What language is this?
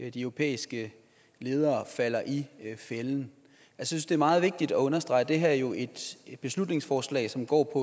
Danish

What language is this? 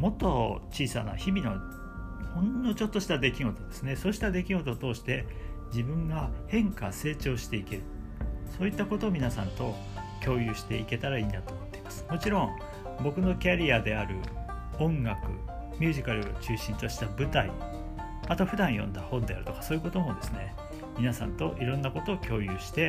Japanese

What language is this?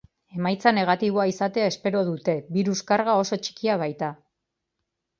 Basque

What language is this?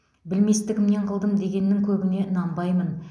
Kazakh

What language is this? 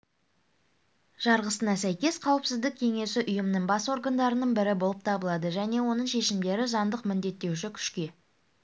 Kazakh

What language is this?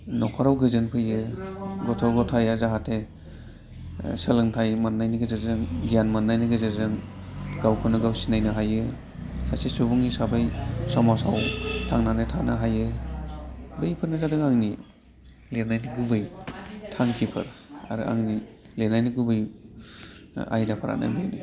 Bodo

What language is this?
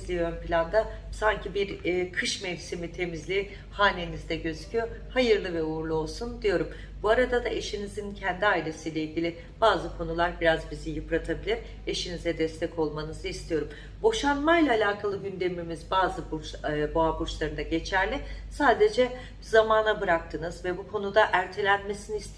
Turkish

